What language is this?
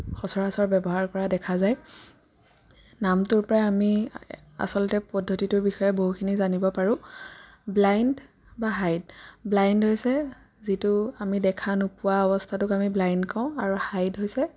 Assamese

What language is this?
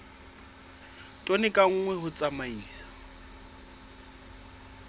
Southern Sotho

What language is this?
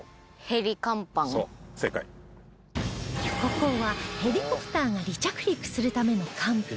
Japanese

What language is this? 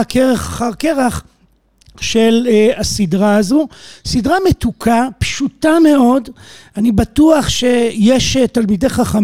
Hebrew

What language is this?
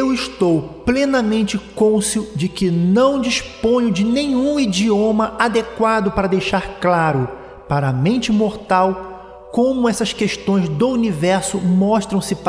Portuguese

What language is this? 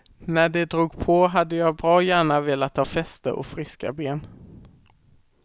Swedish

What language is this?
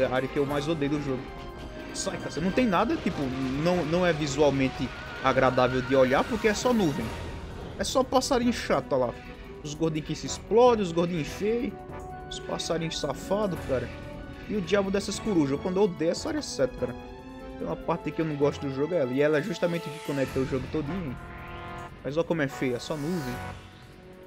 Portuguese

